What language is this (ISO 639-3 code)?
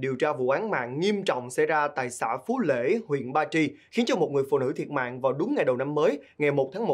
vie